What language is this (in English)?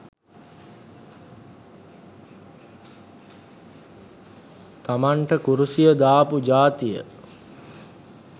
Sinhala